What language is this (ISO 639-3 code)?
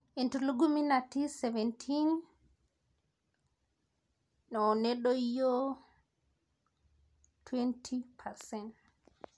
mas